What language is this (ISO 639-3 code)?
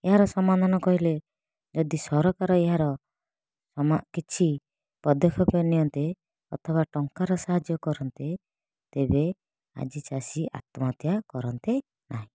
ori